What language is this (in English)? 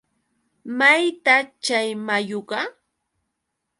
Yauyos Quechua